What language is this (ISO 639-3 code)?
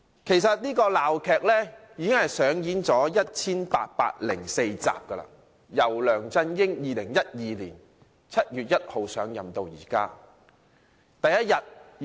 yue